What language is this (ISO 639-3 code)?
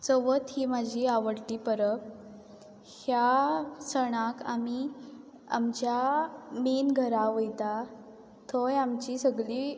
kok